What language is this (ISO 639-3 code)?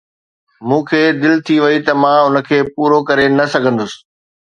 snd